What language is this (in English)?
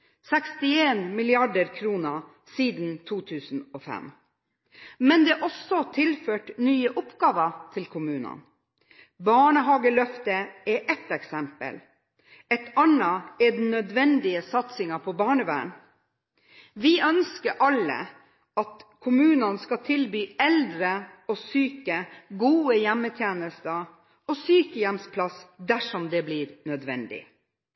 Norwegian Bokmål